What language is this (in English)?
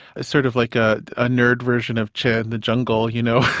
English